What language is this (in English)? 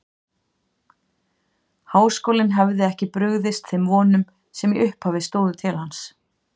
Icelandic